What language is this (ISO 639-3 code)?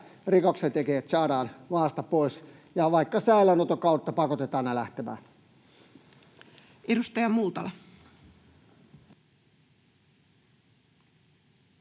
fin